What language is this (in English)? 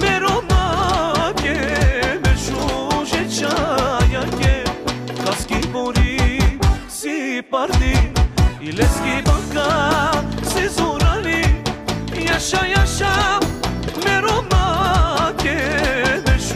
Bulgarian